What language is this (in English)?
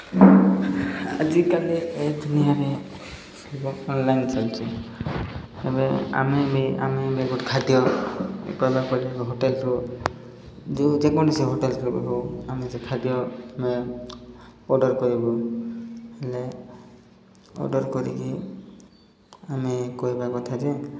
Odia